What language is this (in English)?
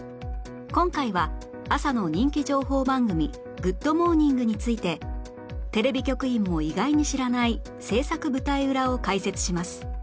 Japanese